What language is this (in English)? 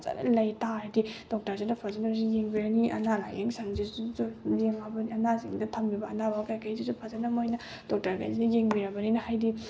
Manipuri